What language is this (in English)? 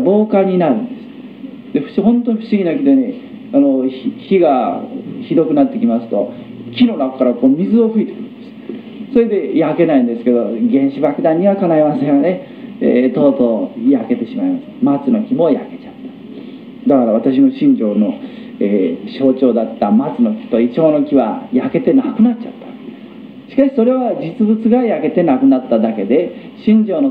Japanese